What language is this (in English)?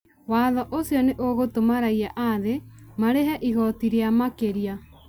Kikuyu